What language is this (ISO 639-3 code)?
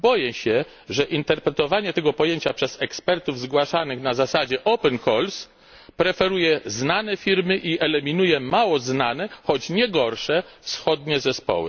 pol